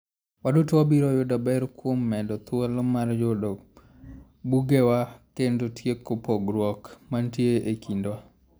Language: Luo (Kenya and Tanzania)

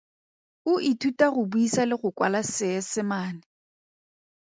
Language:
Tswana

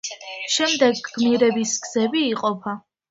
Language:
Georgian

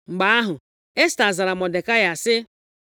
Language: Igbo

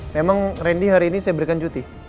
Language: Indonesian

